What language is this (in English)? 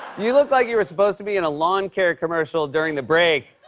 English